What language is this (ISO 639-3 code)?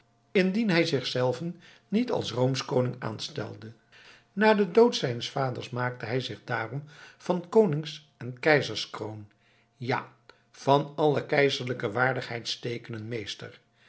nld